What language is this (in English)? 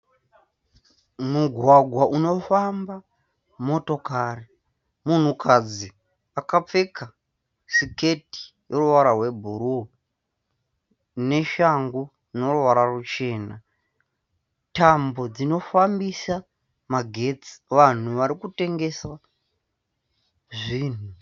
Shona